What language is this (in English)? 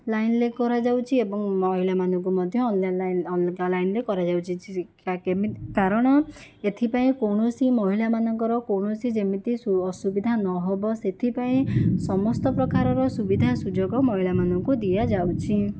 Odia